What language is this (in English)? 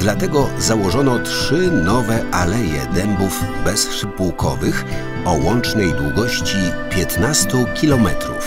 Polish